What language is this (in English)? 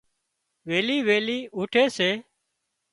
Wadiyara Koli